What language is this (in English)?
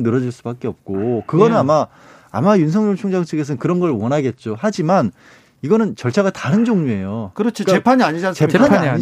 Korean